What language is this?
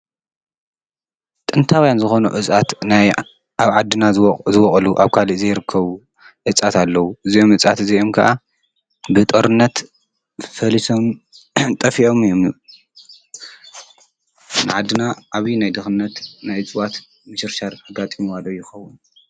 Tigrinya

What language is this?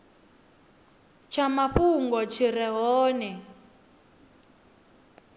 Venda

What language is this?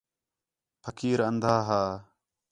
Khetrani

